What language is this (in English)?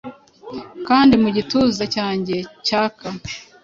Kinyarwanda